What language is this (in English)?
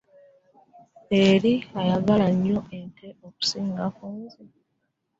Ganda